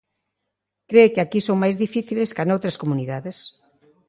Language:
Galician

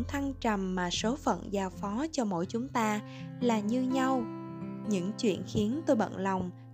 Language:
Vietnamese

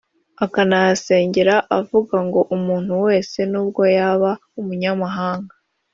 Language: Kinyarwanda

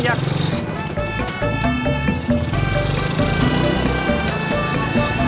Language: Indonesian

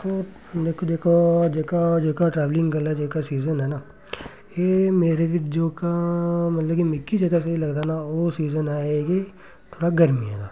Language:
Dogri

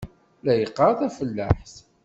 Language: Kabyle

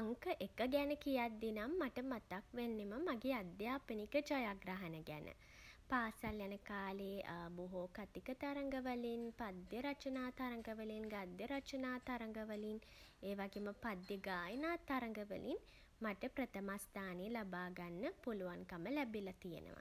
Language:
Sinhala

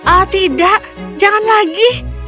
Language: Indonesian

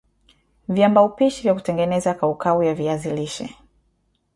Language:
Swahili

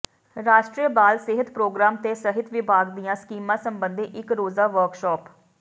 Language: Punjabi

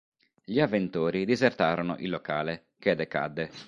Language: Italian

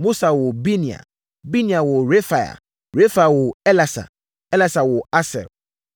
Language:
Akan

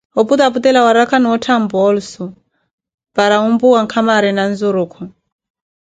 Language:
Koti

